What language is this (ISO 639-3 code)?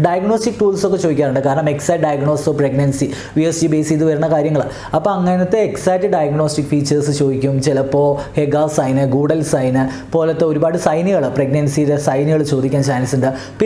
eng